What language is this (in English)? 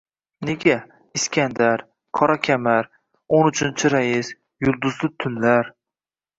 Uzbek